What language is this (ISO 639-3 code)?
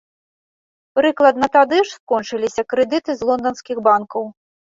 bel